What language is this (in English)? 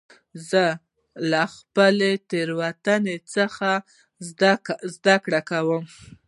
Pashto